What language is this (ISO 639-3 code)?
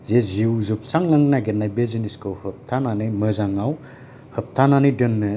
brx